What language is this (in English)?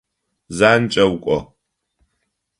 Adyghe